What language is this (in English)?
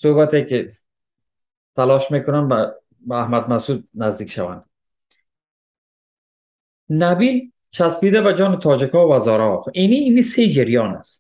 Persian